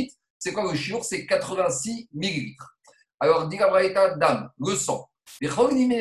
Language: French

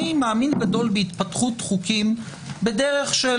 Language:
Hebrew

